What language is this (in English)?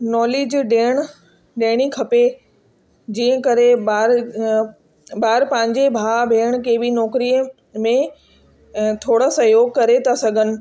Sindhi